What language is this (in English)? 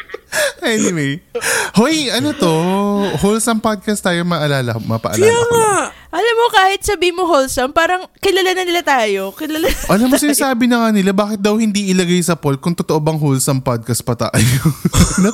Filipino